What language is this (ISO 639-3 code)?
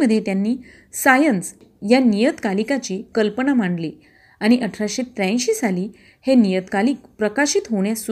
mar